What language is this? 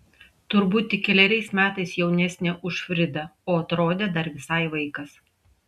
Lithuanian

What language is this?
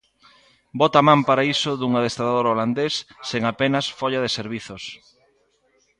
Galician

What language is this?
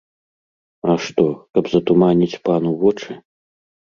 Belarusian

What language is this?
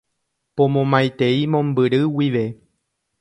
Guarani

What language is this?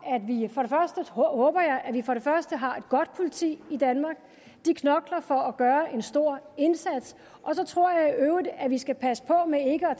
Danish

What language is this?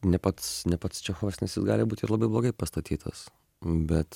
Lithuanian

